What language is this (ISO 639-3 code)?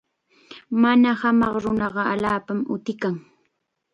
qxa